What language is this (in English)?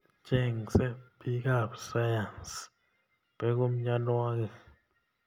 Kalenjin